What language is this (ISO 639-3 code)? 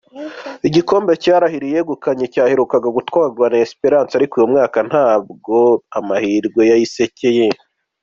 kin